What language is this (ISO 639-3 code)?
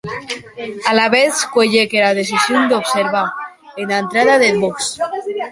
oci